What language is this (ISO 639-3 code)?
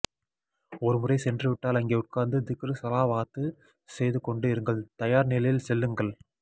tam